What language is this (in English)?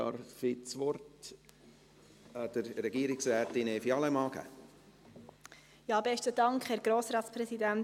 Swiss German